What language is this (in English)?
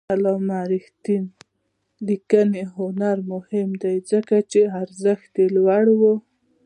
Pashto